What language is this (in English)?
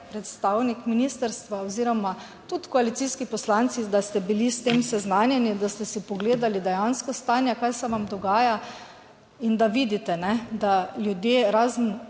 Slovenian